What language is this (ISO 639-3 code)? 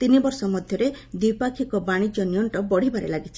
ori